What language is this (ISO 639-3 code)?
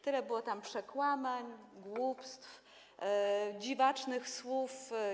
pol